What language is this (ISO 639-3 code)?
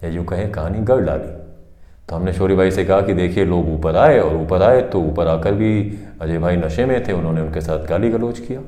hin